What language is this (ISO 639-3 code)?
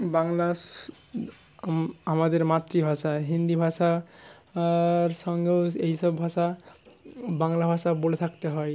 ben